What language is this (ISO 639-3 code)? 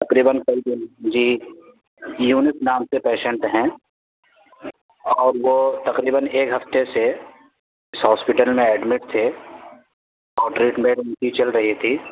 urd